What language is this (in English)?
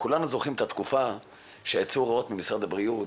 Hebrew